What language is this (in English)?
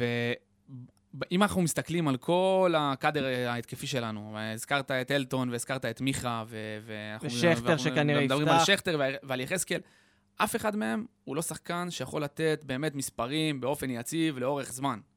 Hebrew